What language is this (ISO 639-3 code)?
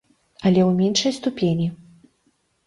bel